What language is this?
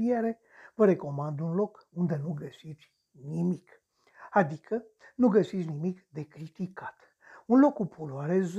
Romanian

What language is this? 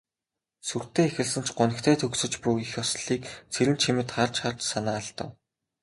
Mongolian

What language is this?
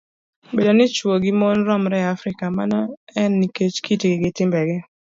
Luo (Kenya and Tanzania)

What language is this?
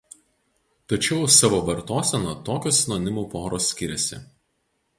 Lithuanian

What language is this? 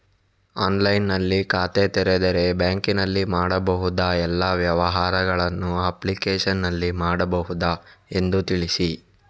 Kannada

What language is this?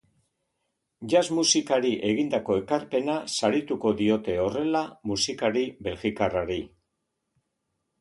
Basque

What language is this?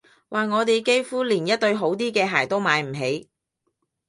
Cantonese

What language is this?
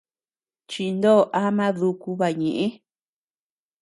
Tepeuxila Cuicatec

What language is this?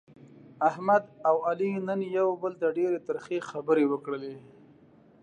Pashto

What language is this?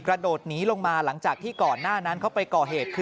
Thai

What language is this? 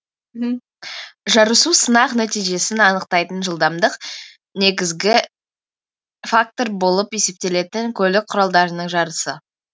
Kazakh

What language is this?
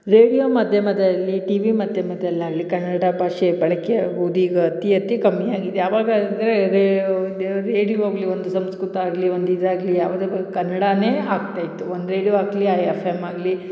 Kannada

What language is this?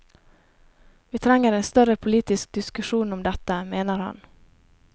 Norwegian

